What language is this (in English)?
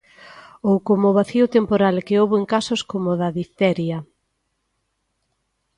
Galician